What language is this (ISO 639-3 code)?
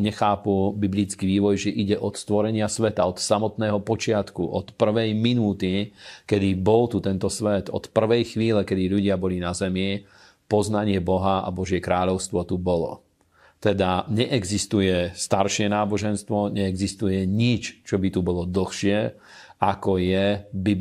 slk